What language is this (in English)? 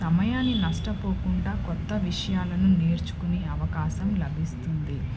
Telugu